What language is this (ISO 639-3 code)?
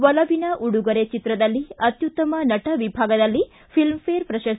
kan